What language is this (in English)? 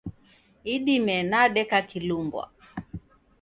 Taita